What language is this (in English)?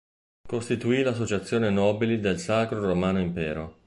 Italian